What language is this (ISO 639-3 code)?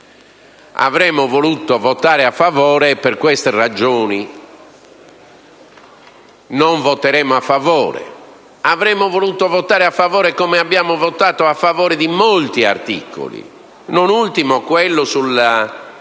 ita